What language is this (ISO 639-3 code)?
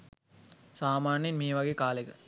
sin